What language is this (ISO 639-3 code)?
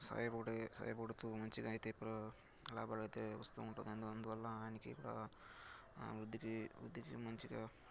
tel